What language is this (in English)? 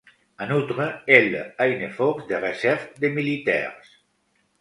French